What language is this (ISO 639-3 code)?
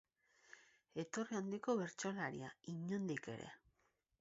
eus